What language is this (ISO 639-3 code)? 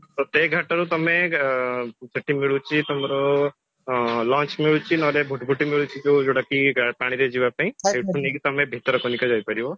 ori